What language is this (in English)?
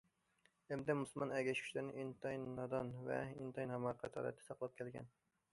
Uyghur